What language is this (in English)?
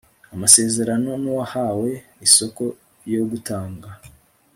Kinyarwanda